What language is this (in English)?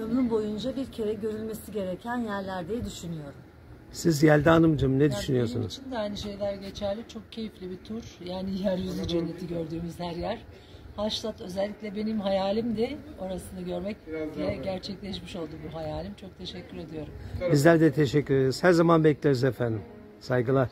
Turkish